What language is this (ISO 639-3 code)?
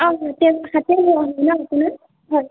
asm